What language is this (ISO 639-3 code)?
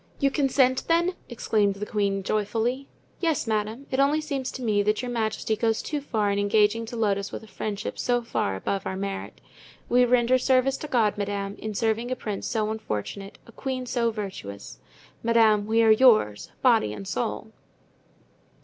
eng